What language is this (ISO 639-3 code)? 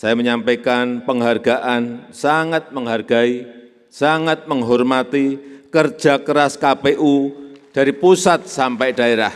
ind